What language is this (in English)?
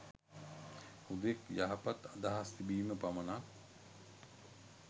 Sinhala